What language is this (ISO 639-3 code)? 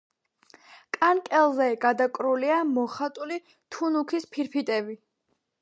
kat